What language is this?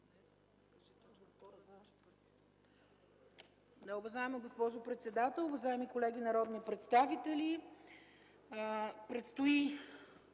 Bulgarian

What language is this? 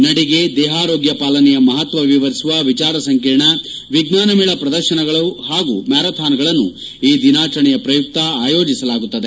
Kannada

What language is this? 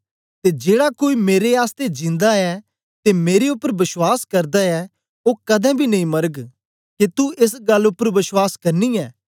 Dogri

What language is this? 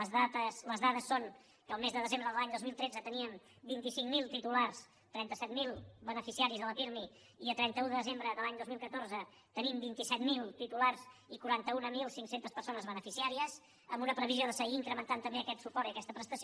Catalan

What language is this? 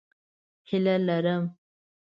Pashto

